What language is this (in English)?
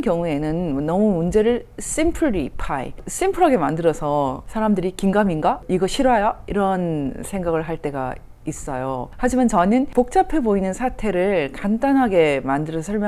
Korean